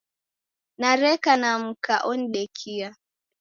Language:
Taita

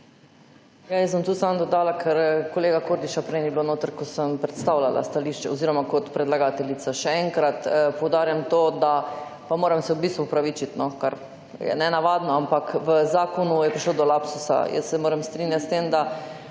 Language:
Slovenian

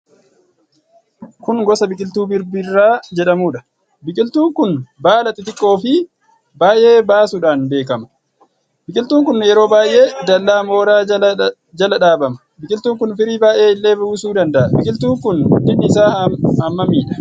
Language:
Oromo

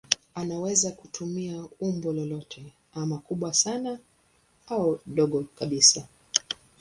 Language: Swahili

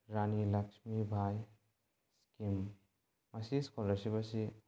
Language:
Manipuri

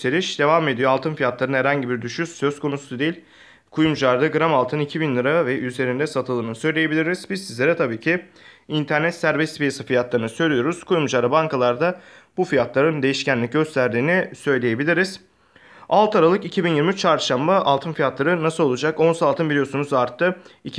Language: Turkish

